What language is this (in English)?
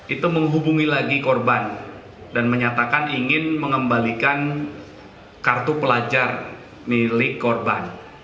Indonesian